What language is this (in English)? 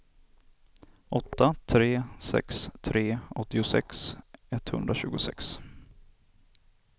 Swedish